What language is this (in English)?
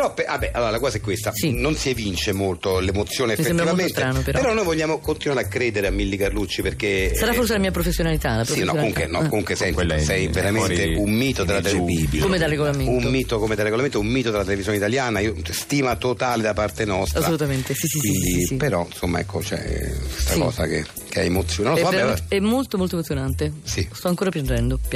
Italian